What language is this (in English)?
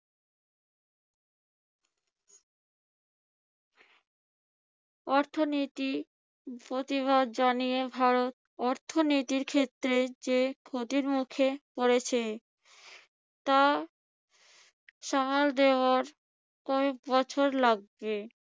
Bangla